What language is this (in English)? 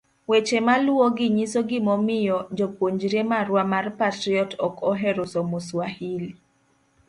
Luo (Kenya and Tanzania)